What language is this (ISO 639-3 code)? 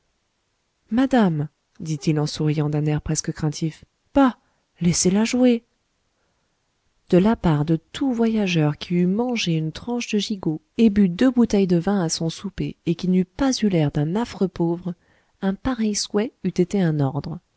fra